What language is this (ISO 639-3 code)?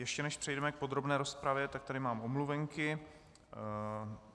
ces